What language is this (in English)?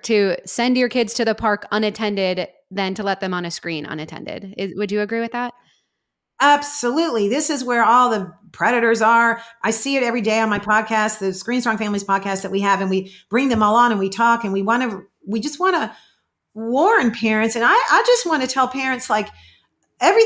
English